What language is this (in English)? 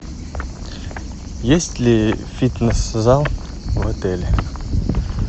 Russian